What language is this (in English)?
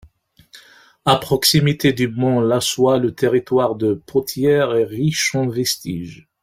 French